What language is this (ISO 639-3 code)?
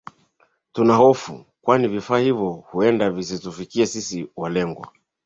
swa